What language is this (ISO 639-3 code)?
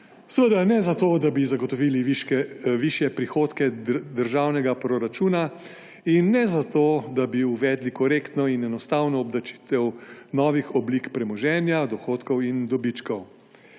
slv